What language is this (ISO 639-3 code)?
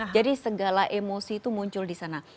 ind